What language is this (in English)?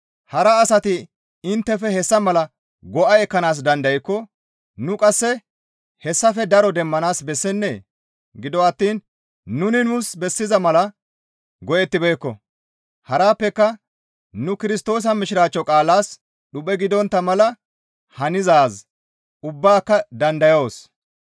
Gamo